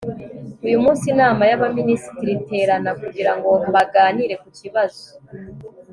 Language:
Kinyarwanda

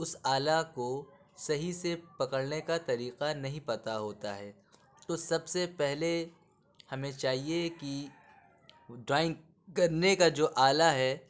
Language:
Urdu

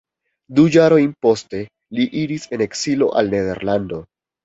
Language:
Esperanto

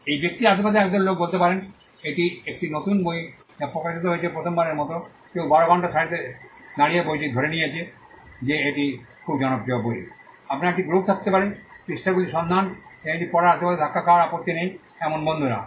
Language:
Bangla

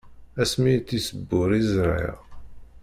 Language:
Kabyle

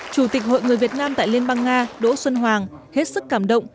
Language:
Vietnamese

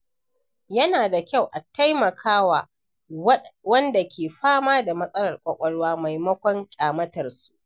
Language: Hausa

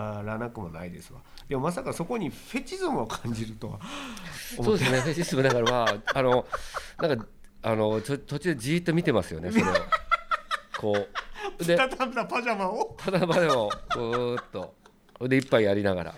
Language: Japanese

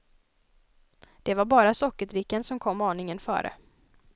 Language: Swedish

